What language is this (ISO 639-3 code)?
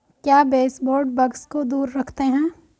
hin